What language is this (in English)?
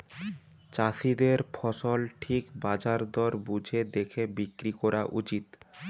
Bangla